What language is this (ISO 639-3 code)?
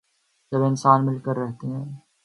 urd